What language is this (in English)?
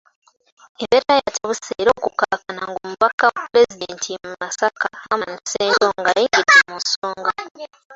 Ganda